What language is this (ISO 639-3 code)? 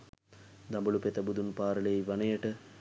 sin